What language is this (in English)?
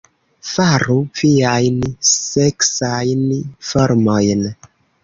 Esperanto